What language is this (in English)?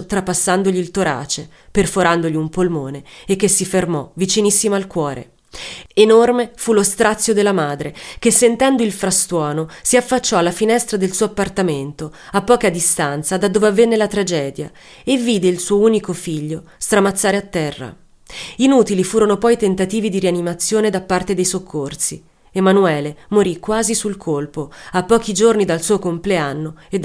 Italian